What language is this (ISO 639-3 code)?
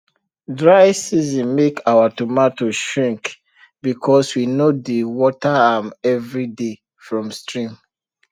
pcm